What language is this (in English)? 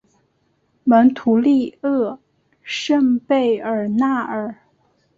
Chinese